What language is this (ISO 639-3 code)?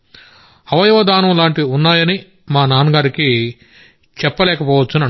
tel